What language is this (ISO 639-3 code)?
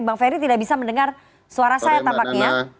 ind